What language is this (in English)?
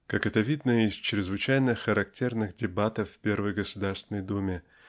Russian